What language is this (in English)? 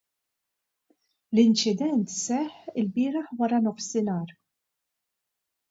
Maltese